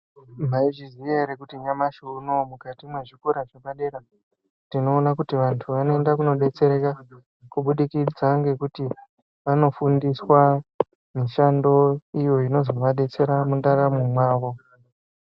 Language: Ndau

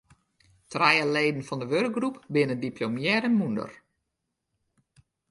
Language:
Western Frisian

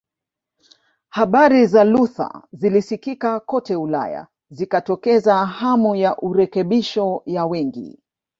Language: Swahili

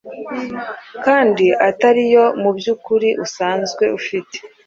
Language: Kinyarwanda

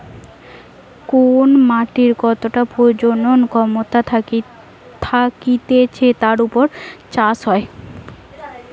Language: Bangla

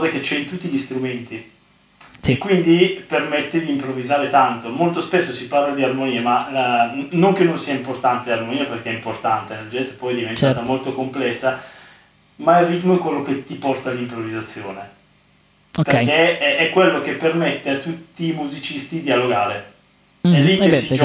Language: Italian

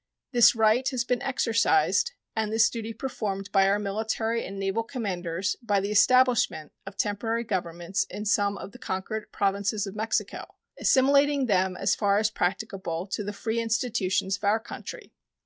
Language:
English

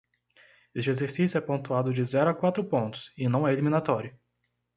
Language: Portuguese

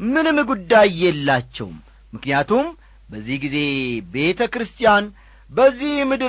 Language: Amharic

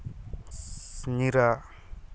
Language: Santali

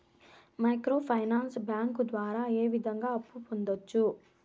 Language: Telugu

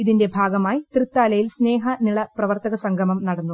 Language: Malayalam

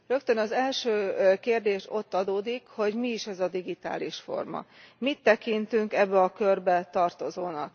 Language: Hungarian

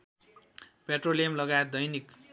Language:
Nepali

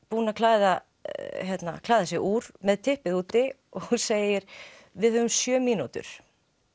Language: Icelandic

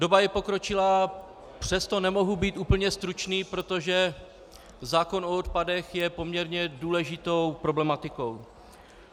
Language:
Czech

